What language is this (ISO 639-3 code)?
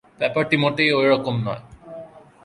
ben